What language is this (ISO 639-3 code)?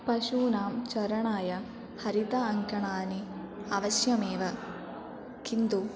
san